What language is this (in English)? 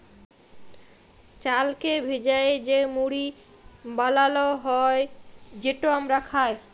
Bangla